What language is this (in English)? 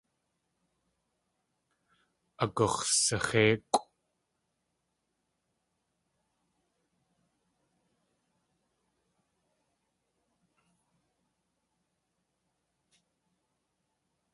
Tlingit